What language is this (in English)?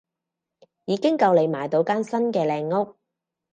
Cantonese